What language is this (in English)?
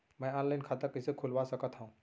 Chhattisgarhi